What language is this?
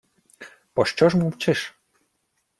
Ukrainian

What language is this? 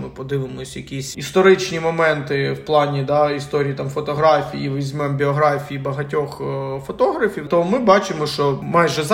Ukrainian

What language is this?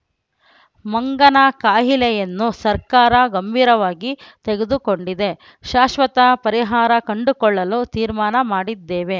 Kannada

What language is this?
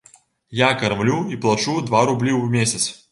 Belarusian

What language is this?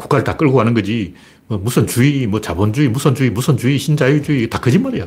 Korean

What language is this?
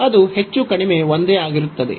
Kannada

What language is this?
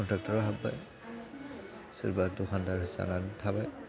Bodo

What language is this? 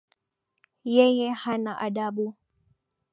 Swahili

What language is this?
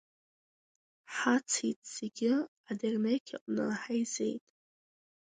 Abkhazian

